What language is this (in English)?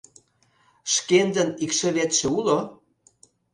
Mari